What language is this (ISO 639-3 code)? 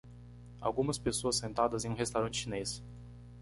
por